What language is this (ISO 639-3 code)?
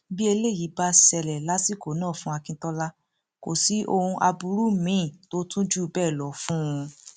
yor